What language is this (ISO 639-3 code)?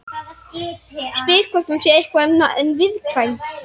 isl